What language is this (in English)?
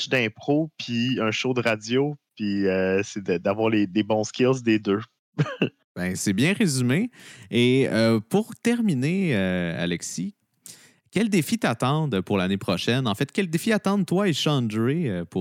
French